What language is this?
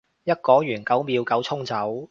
Cantonese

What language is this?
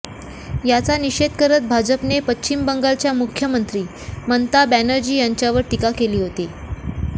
Marathi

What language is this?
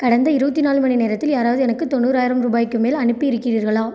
Tamil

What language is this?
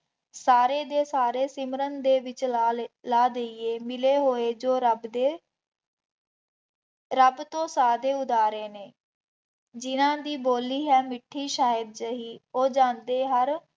Punjabi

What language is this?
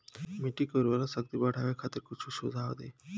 Bhojpuri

